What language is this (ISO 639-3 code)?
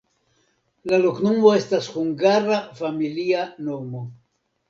epo